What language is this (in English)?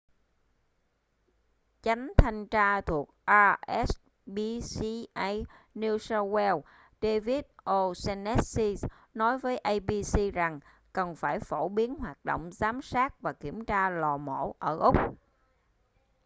Vietnamese